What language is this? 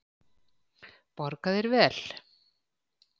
Icelandic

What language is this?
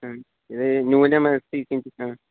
Sanskrit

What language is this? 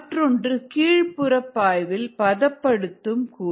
Tamil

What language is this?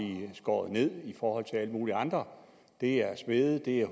Danish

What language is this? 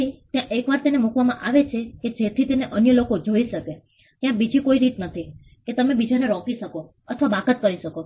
Gujarati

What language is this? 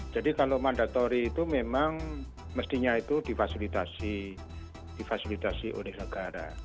Indonesian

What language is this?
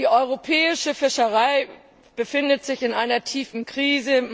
German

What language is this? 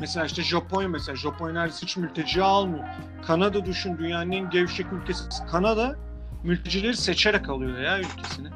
Turkish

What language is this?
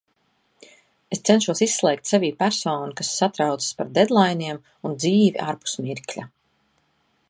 Latvian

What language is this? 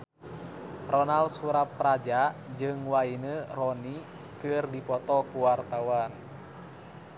Sundanese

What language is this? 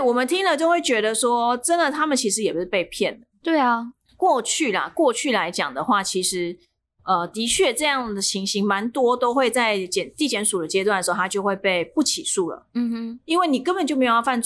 Chinese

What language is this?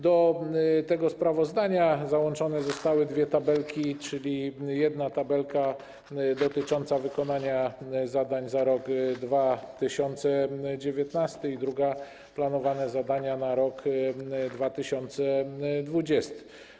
Polish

